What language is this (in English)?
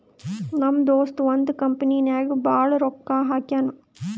Kannada